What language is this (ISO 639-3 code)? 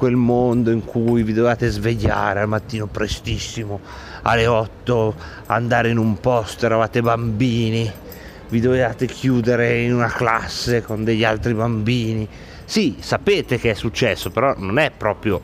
ita